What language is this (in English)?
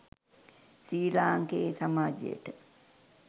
Sinhala